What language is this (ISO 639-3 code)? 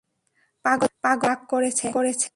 ben